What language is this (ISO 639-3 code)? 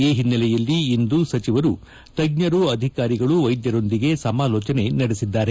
kan